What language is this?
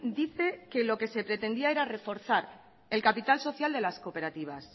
Spanish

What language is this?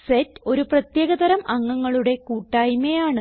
Malayalam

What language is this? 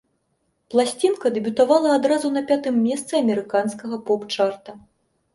Belarusian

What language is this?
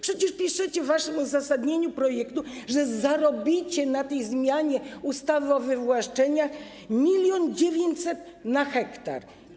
Polish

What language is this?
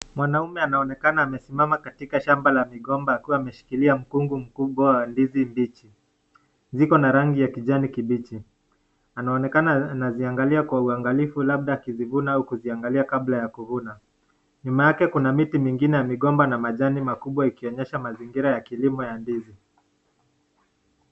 Swahili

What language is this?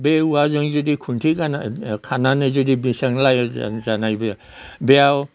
Bodo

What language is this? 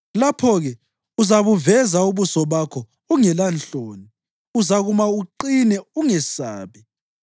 North Ndebele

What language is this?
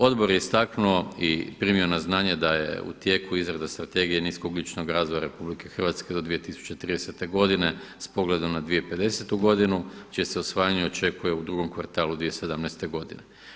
Croatian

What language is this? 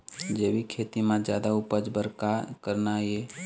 Chhattisgarhi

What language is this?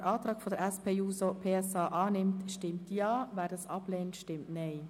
Swiss German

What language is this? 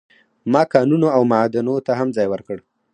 Pashto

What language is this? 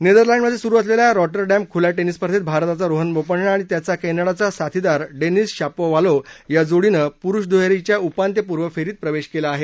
Marathi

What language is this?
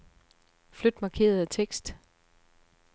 Danish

